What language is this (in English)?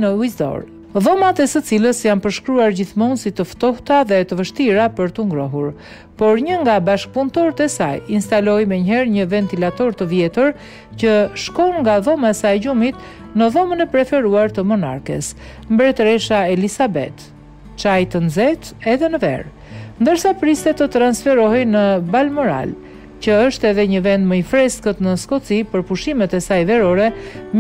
Romanian